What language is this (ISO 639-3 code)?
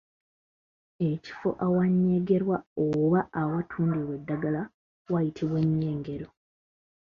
lug